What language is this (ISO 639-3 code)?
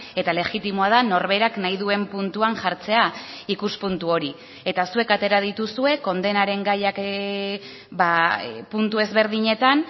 eus